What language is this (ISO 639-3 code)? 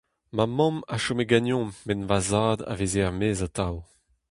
bre